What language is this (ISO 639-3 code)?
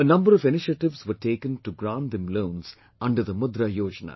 eng